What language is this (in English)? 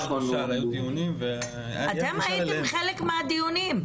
Hebrew